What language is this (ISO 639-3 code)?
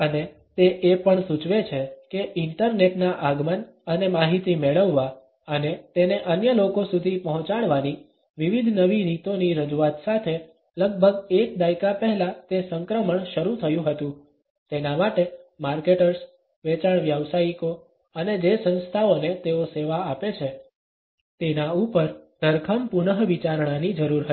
guj